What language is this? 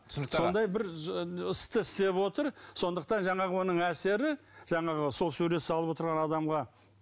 Kazakh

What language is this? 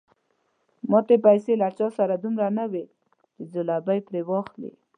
Pashto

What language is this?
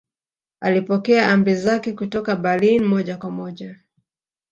Swahili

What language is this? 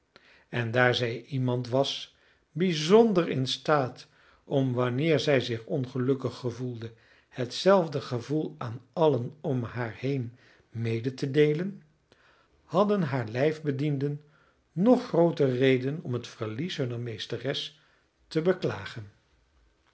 Dutch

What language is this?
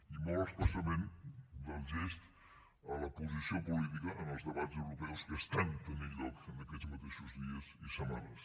Catalan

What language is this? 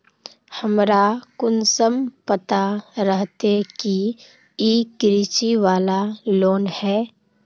Magahi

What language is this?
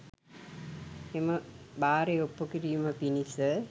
Sinhala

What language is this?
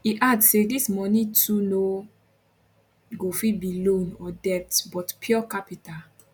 Nigerian Pidgin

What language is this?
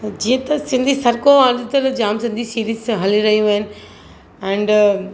Sindhi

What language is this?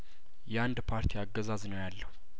Amharic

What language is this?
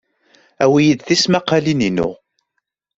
Kabyle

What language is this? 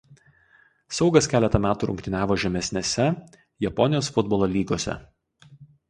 Lithuanian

